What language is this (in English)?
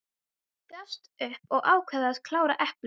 Icelandic